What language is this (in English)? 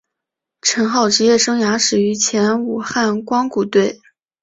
Chinese